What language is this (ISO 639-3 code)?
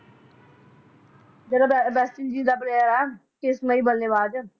pan